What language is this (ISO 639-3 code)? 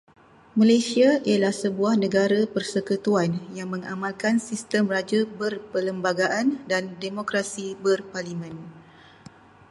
msa